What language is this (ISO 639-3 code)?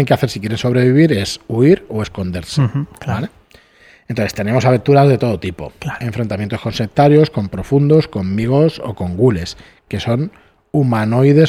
spa